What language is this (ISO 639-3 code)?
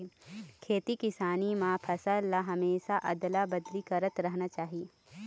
hne